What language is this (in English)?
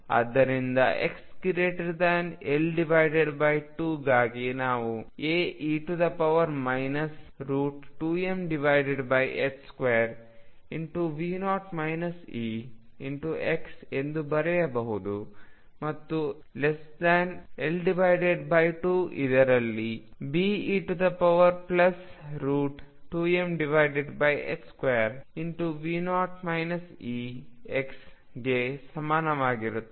Kannada